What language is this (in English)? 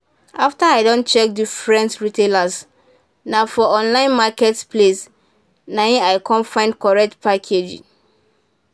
Nigerian Pidgin